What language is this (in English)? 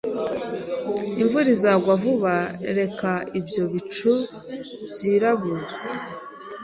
Kinyarwanda